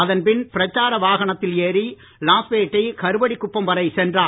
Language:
Tamil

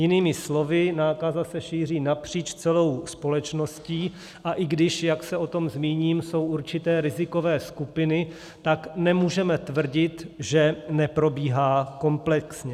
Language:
Czech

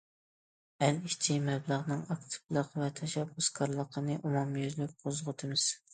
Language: Uyghur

